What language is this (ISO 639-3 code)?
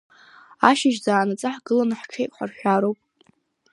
abk